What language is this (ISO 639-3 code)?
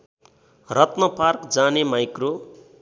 nep